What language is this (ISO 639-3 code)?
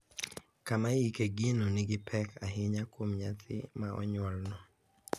luo